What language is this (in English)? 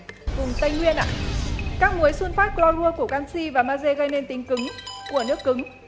Vietnamese